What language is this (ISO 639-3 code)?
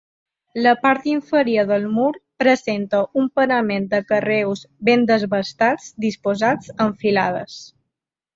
cat